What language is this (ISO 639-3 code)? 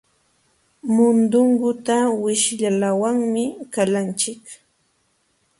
qxw